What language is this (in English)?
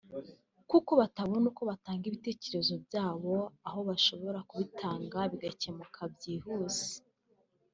Kinyarwanda